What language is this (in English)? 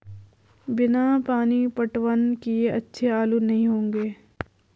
Hindi